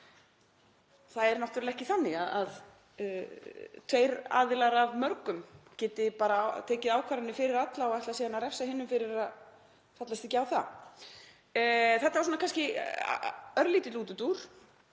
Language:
Icelandic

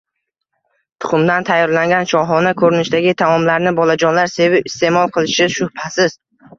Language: Uzbek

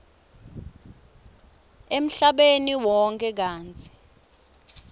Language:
Swati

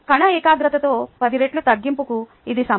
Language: Telugu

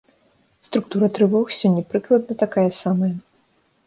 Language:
Belarusian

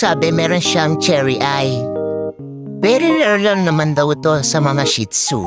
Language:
Filipino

